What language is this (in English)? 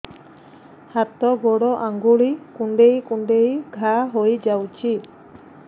Odia